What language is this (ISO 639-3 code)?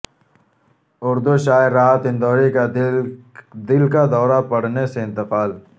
urd